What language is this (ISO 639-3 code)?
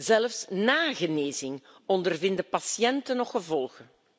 nld